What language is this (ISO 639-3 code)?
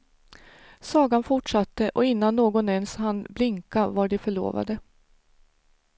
swe